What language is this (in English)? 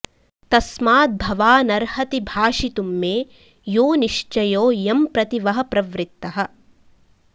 Sanskrit